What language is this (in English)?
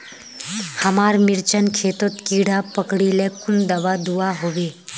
Magahi